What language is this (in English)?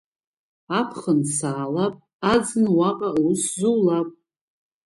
Abkhazian